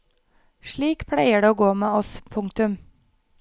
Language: Norwegian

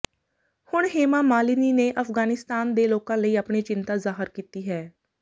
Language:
Punjabi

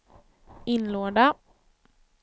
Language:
Swedish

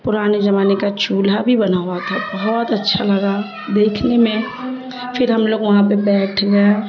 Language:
Urdu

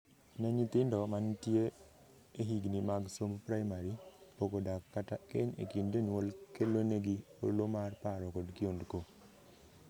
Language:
Luo (Kenya and Tanzania)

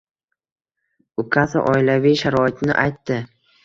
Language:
Uzbek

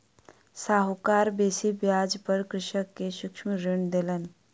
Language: Maithili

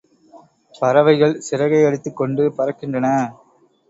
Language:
Tamil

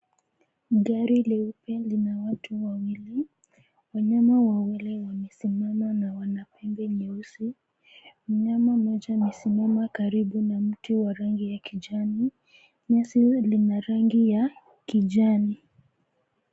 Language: Swahili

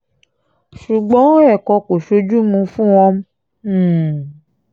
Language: Yoruba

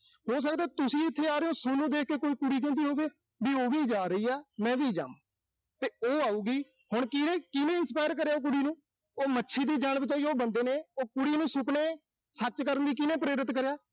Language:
Punjabi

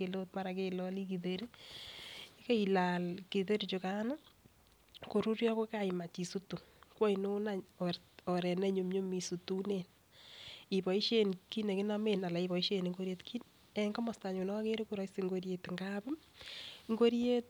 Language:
Kalenjin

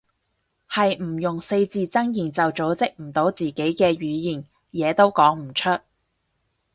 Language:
Cantonese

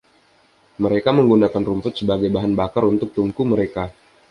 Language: Indonesian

